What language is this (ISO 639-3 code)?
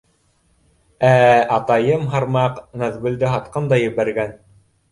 bak